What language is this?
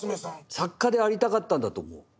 Japanese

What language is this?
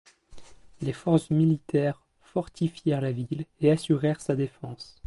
French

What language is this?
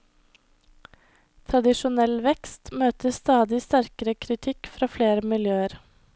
Norwegian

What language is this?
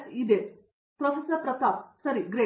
Kannada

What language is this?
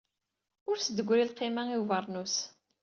Kabyle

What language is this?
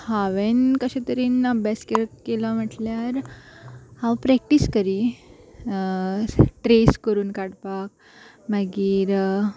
Konkani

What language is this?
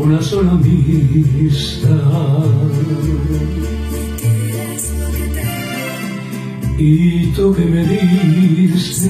Turkish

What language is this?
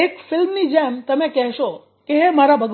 Gujarati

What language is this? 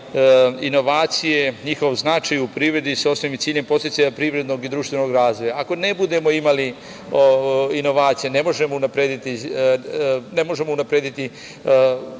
Serbian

